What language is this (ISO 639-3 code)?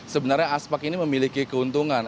ind